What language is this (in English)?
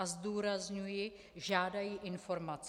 Czech